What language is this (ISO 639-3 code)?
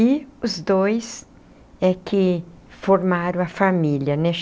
por